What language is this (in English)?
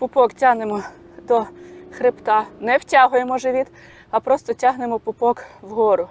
Ukrainian